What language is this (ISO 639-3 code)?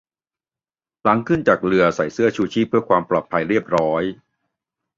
tha